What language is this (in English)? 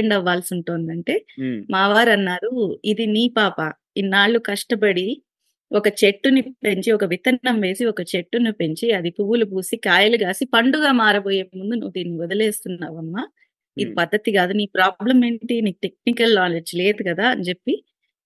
Telugu